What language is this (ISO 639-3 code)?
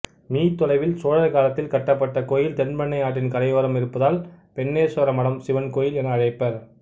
tam